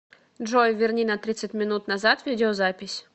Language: Russian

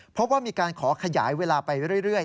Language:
Thai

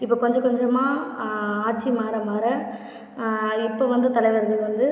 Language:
Tamil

